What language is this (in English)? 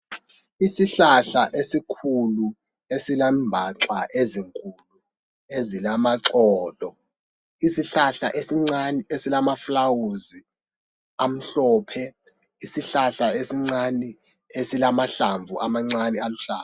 North Ndebele